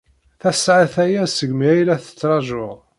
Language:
Kabyle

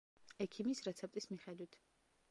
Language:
Georgian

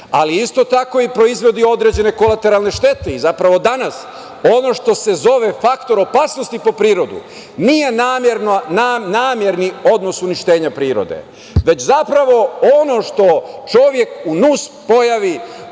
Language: Serbian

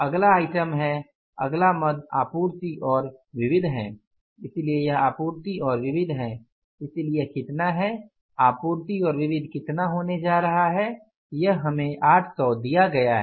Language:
Hindi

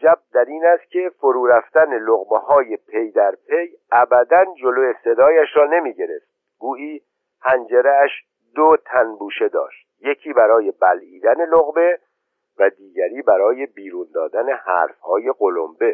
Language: Persian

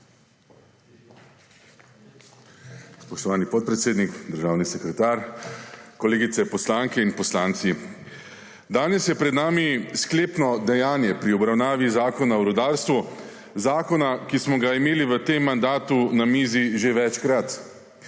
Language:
Slovenian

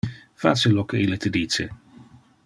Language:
Interlingua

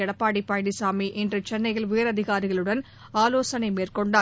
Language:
Tamil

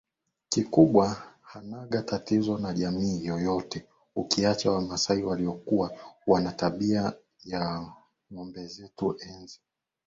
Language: Swahili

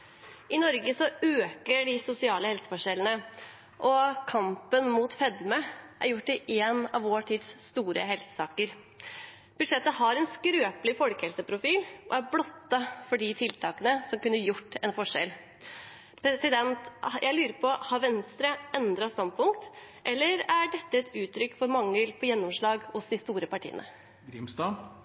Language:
Norwegian Bokmål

